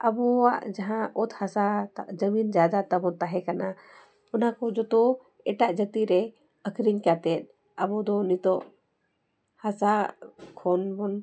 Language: Santali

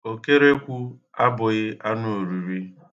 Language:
Igbo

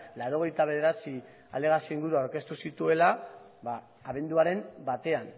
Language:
Basque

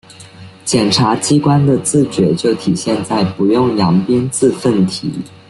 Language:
Chinese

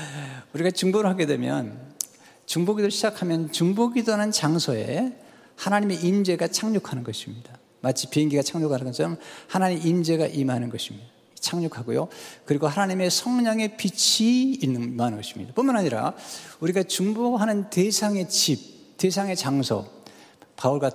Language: Korean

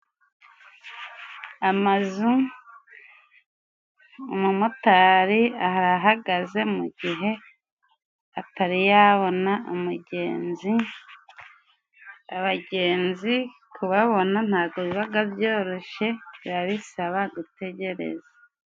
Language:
Kinyarwanda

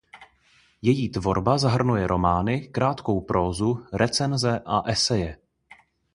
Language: Czech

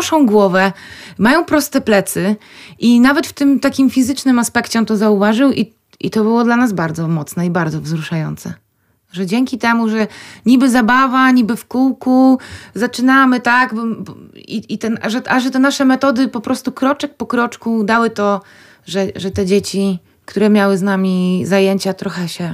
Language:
Polish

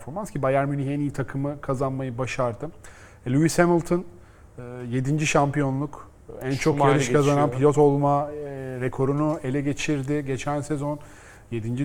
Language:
Turkish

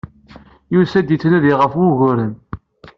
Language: Kabyle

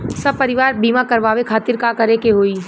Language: Bhojpuri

